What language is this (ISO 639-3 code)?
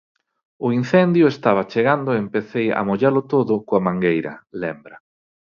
glg